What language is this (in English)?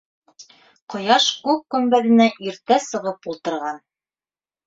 Bashkir